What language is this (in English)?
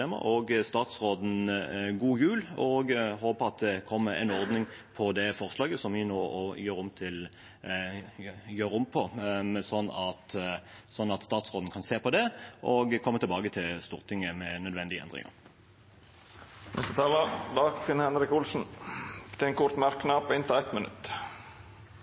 Norwegian